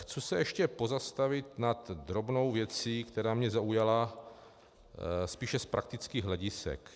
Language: Czech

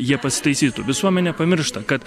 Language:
Lithuanian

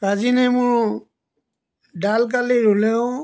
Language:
Assamese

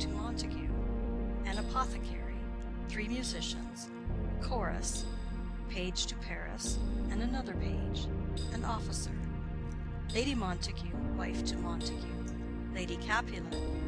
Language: English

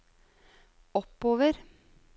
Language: Norwegian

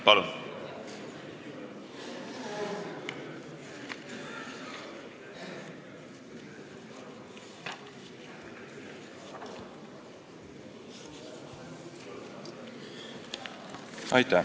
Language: Estonian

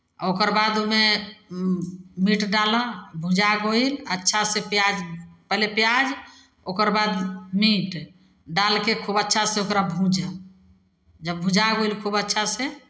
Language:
Maithili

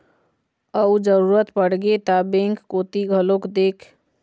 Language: Chhattisgarhi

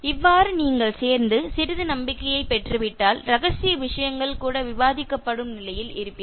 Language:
Tamil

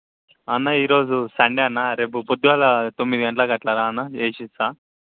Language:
Telugu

